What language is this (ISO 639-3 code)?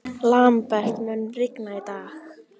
isl